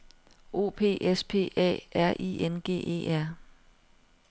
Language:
Danish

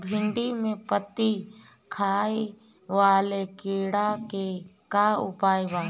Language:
Bhojpuri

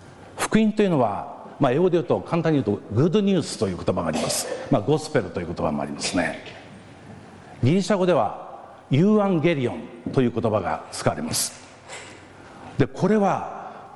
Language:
Japanese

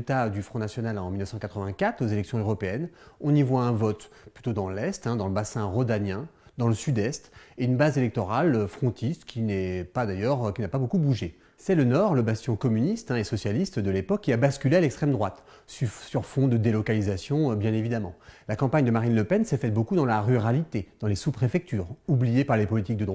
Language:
French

